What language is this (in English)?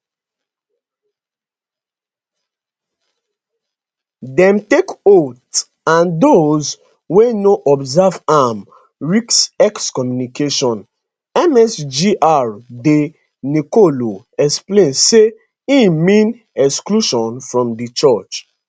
Nigerian Pidgin